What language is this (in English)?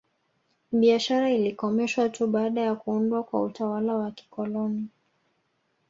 Swahili